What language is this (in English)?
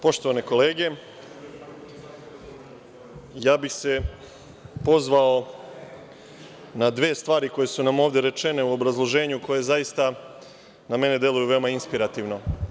Serbian